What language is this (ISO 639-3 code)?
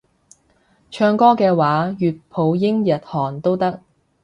yue